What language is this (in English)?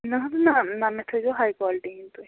Kashmiri